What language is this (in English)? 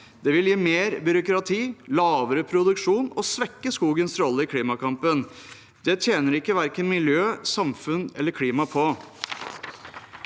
Norwegian